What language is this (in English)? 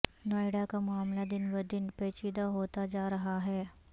Urdu